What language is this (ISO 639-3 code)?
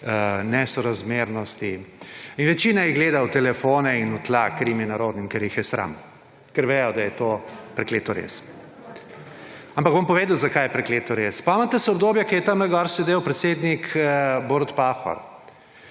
slv